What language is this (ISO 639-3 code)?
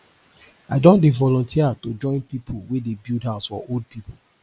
pcm